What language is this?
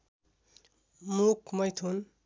Nepali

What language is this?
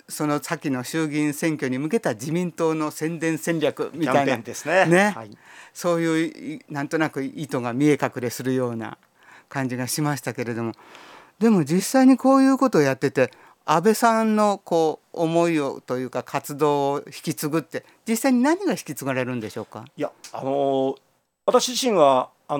Japanese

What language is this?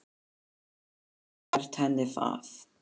Icelandic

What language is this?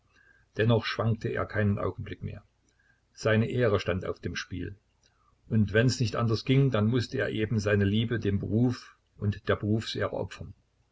German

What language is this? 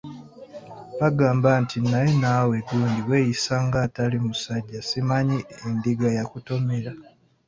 Ganda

